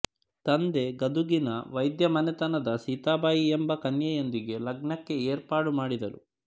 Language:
Kannada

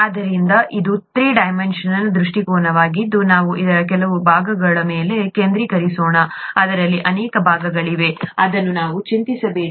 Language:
Kannada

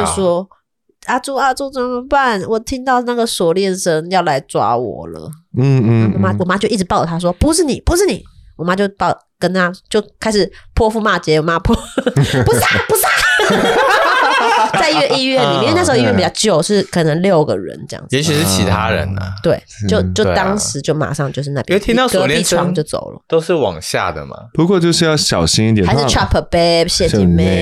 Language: Chinese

